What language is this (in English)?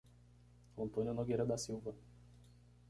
Portuguese